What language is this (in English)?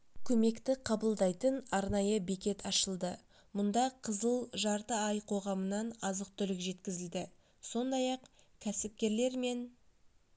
Kazakh